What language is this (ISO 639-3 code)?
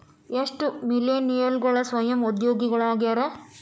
kan